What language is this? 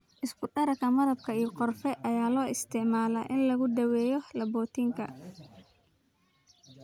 Somali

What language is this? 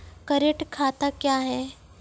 Maithili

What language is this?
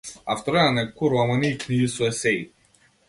Macedonian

